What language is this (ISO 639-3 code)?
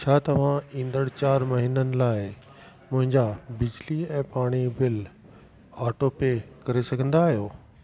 snd